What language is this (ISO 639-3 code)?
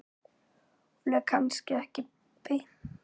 isl